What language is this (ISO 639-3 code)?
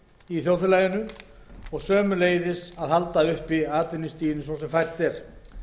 isl